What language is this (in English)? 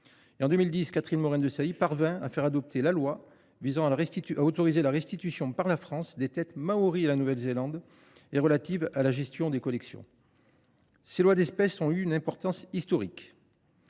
French